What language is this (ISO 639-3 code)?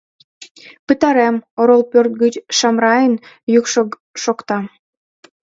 chm